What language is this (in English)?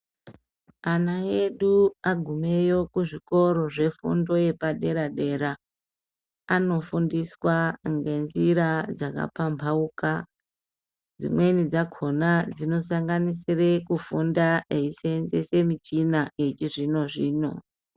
Ndau